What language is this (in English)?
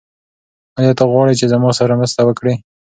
Pashto